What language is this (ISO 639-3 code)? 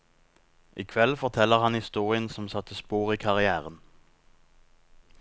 nor